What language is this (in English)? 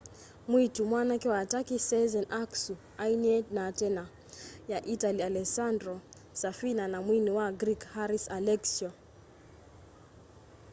Kamba